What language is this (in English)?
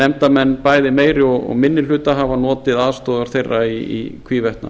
Icelandic